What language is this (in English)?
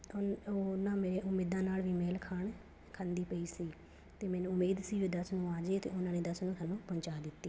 Punjabi